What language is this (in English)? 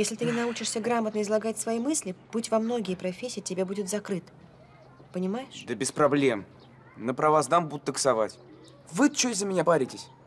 Russian